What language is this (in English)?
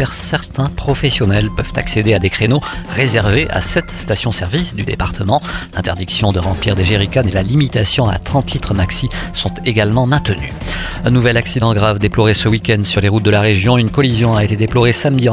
French